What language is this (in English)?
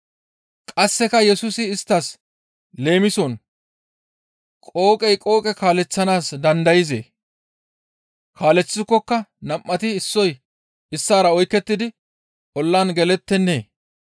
Gamo